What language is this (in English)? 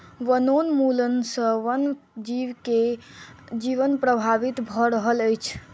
Maithili